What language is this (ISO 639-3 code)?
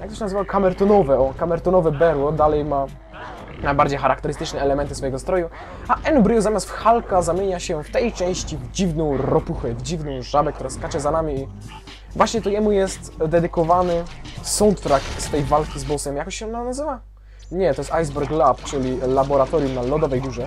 pol